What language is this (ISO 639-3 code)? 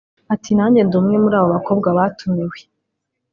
kin